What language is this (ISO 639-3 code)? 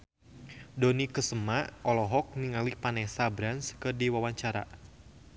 sun